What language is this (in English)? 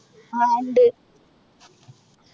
Malayalam